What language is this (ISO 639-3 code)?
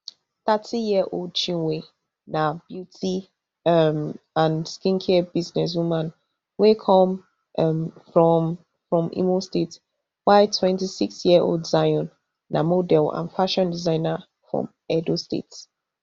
pcm